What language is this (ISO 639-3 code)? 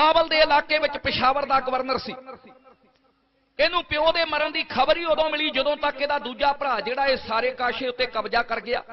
hin